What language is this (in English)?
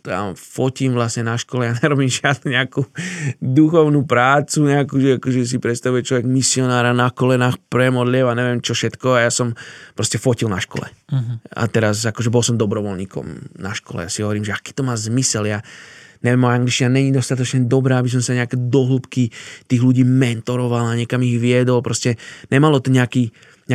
Slovak